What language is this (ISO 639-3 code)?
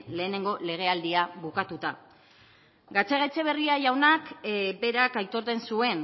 eus